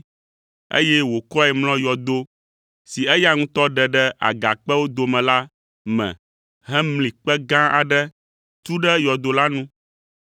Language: Ewe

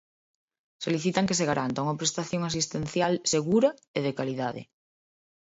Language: Galician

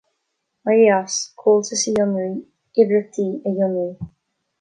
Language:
Irish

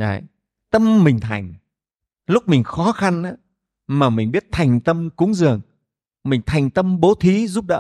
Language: Vietnamese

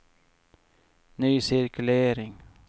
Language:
Swedish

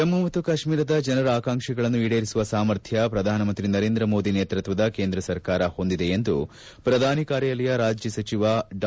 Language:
Kannada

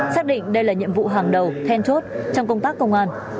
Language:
Vietnamese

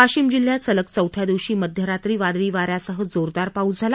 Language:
Marathi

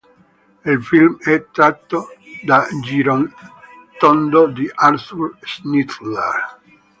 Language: Italian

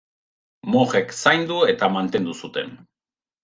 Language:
Basque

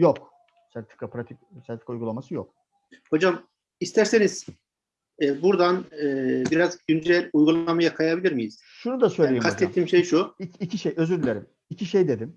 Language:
Turkish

